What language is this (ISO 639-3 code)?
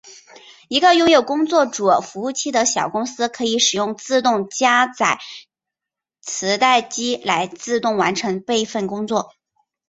zho